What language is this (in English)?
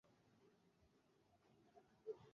Swahili